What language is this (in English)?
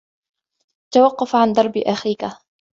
Arabic